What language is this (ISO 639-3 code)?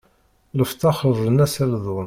kab